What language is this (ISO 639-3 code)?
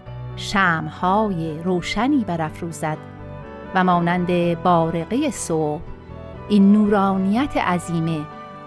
fas